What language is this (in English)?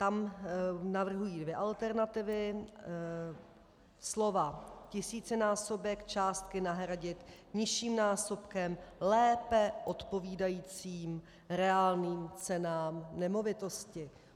Czech